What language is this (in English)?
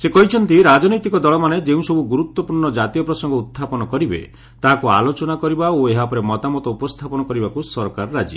Odia